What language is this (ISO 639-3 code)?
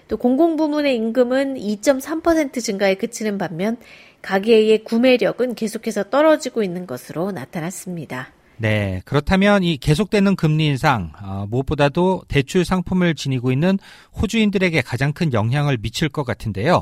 kor